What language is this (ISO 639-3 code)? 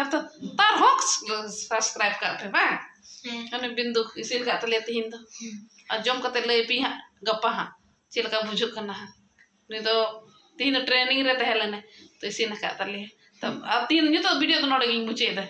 pan